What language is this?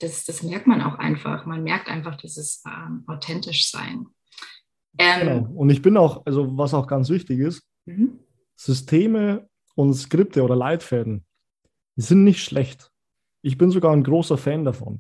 German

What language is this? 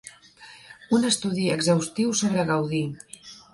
Catalan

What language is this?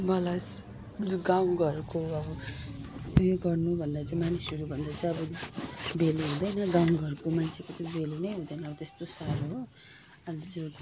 Nepali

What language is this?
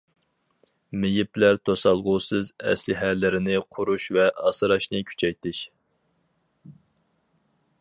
Uyghur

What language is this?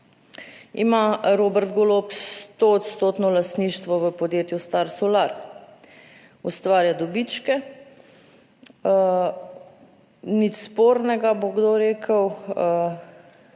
Slovenian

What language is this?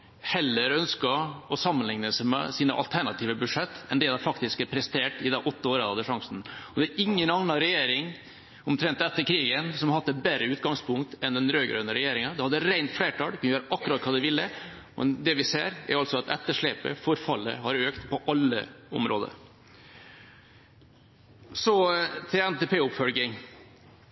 Norwegian Bokmål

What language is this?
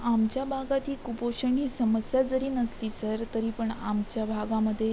Marathi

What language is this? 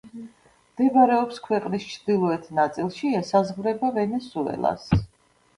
Georgian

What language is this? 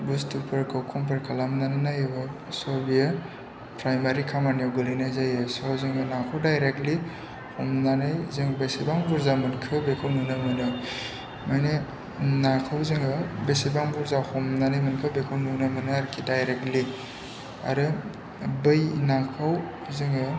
Bodo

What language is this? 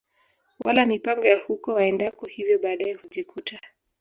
Swahili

